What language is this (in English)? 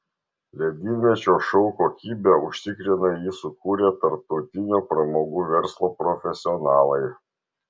Lithuanian